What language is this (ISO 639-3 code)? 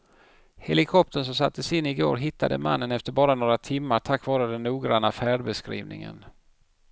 swe